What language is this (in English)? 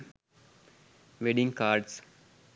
Sinhala